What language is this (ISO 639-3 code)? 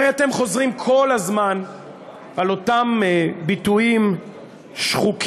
heb